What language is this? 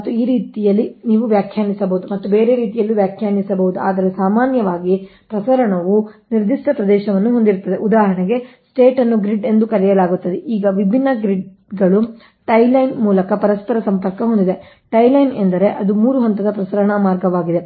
Kannada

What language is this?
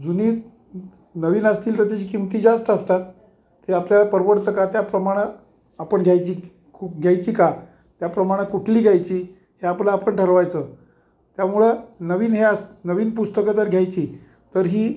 Marathi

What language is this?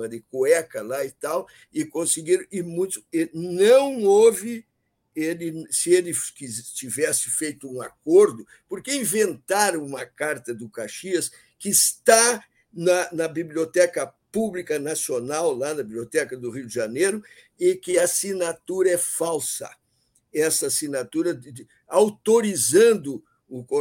Portuguese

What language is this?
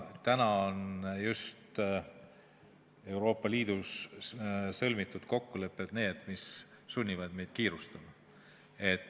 Estonian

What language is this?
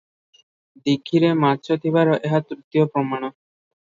Odia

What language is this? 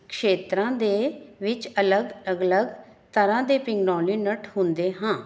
Punjabi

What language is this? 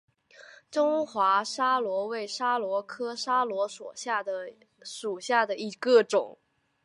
Chinese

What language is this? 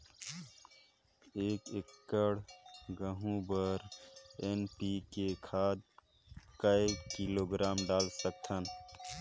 Chhattisgarhi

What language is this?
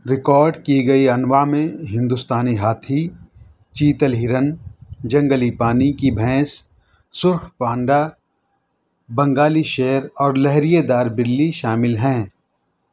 Urdu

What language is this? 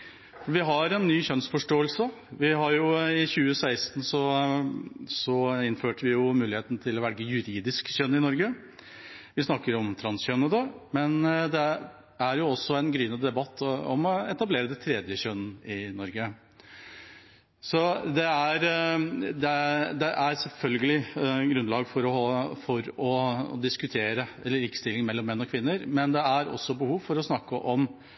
Norwegian Bokmål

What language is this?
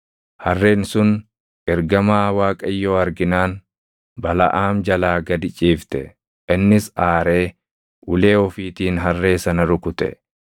Oromo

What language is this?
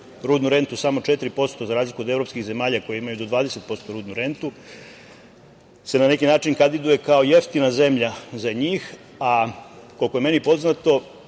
Serbian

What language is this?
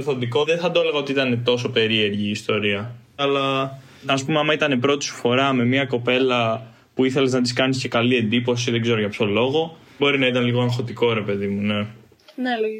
Greek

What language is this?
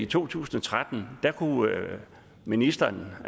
Danish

